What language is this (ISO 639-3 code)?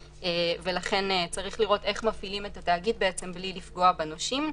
heb